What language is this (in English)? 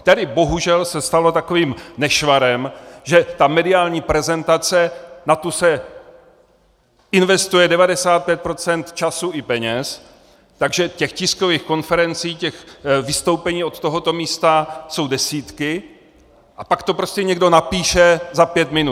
Czech